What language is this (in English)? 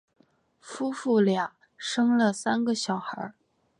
Chinese